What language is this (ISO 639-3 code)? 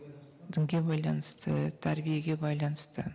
kaz